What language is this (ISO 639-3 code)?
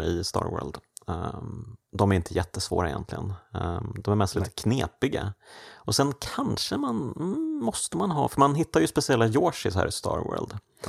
swe